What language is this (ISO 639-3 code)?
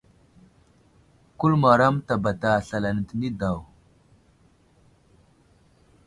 udl